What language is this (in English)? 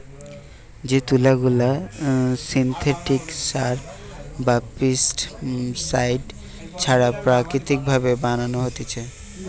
Bangla